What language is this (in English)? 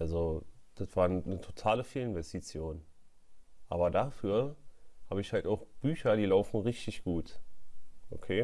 German